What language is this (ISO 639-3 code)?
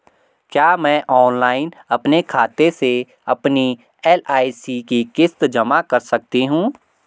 hin